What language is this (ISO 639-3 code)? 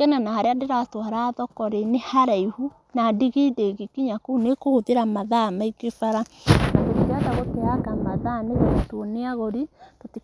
kik